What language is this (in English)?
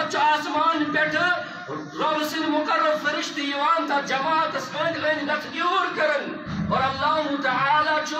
Arabic